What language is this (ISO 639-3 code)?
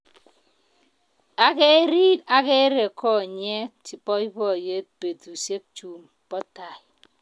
kln